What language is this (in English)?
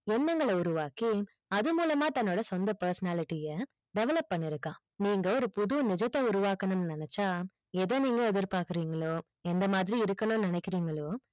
Tamil